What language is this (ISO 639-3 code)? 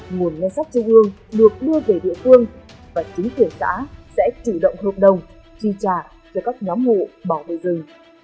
vie